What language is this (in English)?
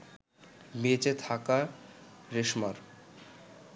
Bangla